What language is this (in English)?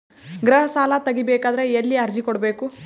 Kannada